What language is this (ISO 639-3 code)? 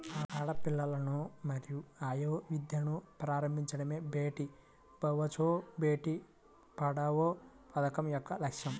tel